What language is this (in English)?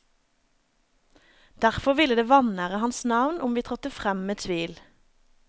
Norwegian